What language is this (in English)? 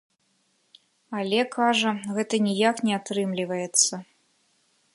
Belarusian